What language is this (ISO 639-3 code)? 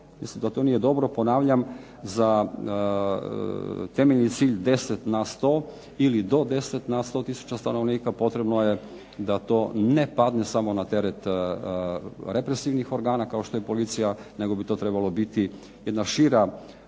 hrv